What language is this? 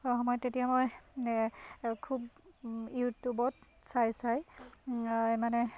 Assamese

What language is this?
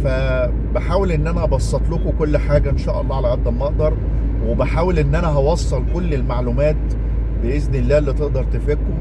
Arabic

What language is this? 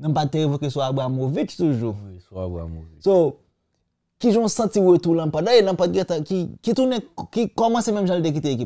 French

